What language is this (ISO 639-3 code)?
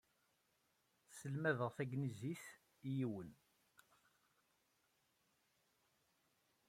kab